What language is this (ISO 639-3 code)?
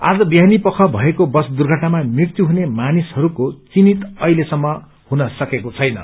nep